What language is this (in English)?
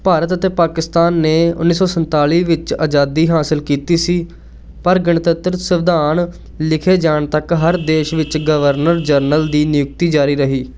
Punjabi